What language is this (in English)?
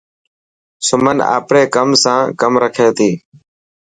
Dhatki